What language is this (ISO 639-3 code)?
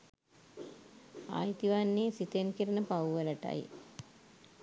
sin